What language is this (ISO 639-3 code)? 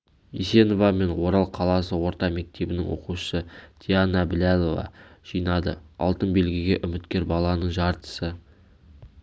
kaz